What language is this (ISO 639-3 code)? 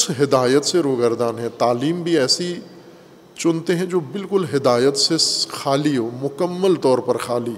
urd